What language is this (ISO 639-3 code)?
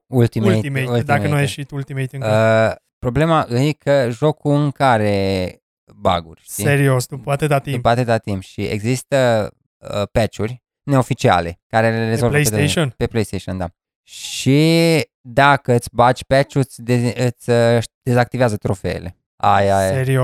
ron